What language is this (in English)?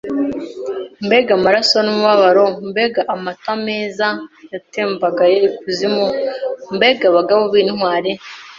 Kinyarwanda